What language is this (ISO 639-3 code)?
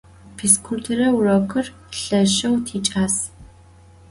ady